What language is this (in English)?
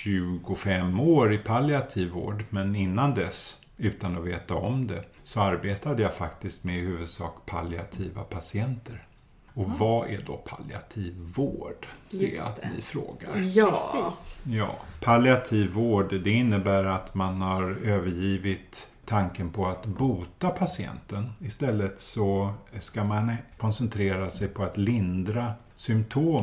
Swedish